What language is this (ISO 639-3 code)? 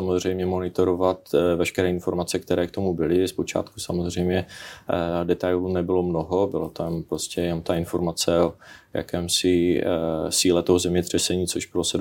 ces